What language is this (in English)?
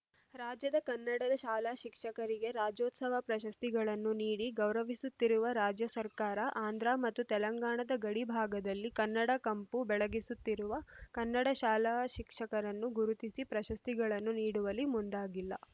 Kannada